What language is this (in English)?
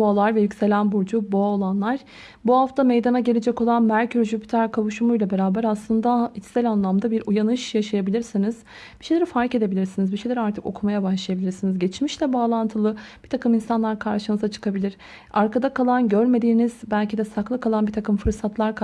Turkish